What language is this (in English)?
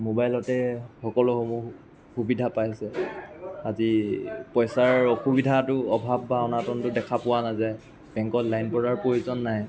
Assamese